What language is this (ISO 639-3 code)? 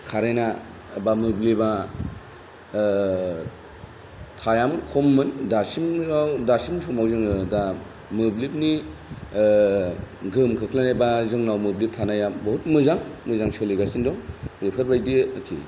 brx